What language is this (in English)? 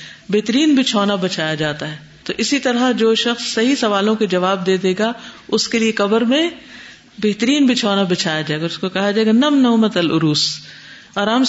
Urdu